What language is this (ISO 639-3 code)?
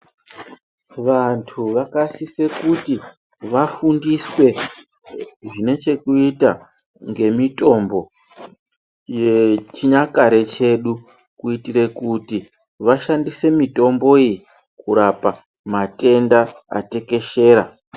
ndc